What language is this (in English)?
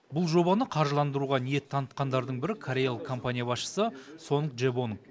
Kazakh